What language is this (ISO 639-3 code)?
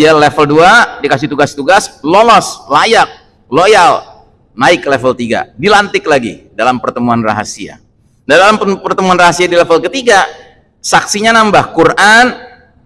ind